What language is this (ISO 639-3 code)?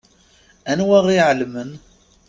kab